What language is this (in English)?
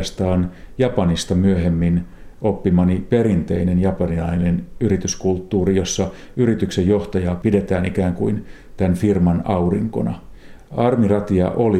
Finnish